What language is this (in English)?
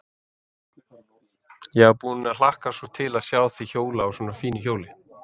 Icelandic